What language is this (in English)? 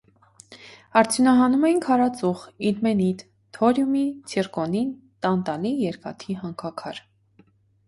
Armenian